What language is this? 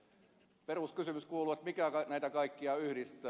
Finnish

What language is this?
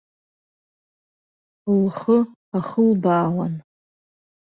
Abkhazian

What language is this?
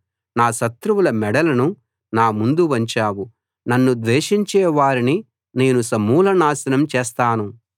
Telugu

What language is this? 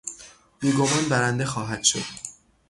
Persian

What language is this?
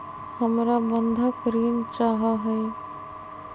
Magahi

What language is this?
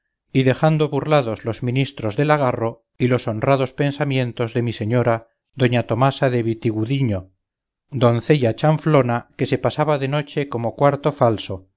Spanish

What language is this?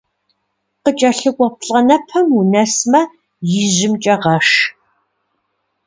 Kabardian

